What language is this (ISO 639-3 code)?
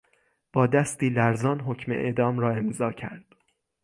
fas